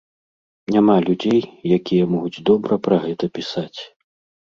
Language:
Belarusian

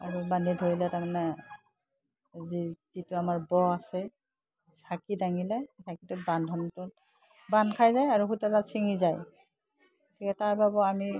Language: Assamese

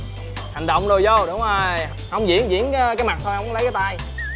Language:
Vietnamese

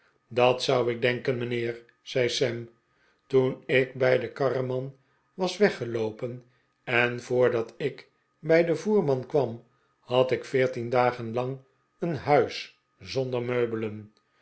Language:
Dutch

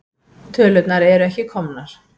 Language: Icelandic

